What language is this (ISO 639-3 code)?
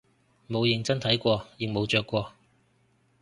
yue